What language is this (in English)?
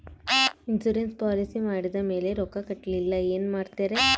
Kannada